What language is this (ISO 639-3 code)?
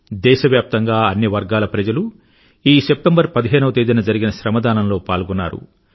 tel